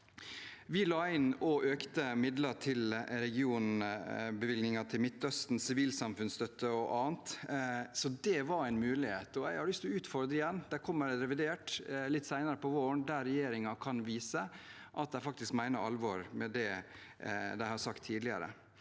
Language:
Norwegian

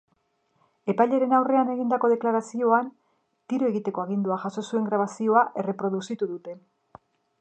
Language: Basque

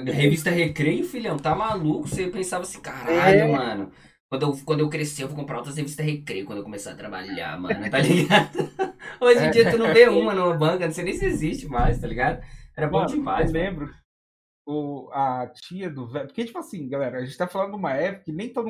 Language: Portuguese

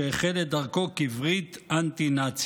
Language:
Hebrew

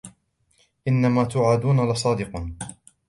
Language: Arabic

